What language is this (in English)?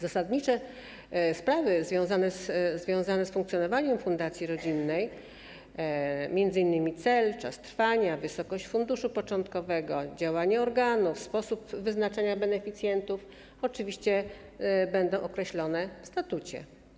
Polish